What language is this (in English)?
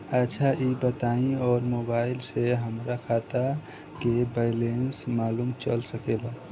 Bhojpuri